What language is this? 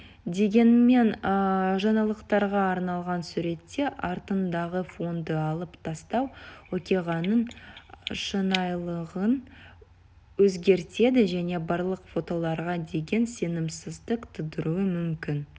Kazakh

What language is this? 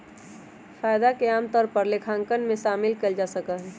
Magahi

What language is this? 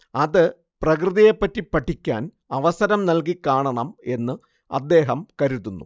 Malayalam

